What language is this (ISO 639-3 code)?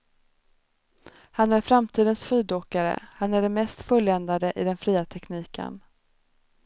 swe